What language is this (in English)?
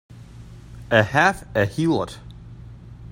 English